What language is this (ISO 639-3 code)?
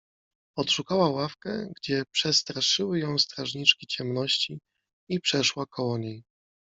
pol